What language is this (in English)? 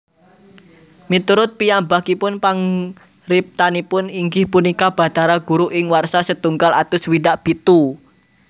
Javanese